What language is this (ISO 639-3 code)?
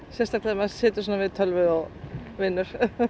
isl